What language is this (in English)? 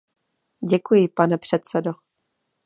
Czech